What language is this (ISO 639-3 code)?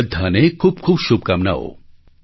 guj